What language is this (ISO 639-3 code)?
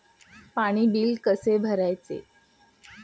mar